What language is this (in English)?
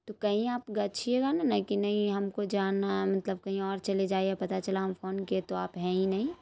Urdu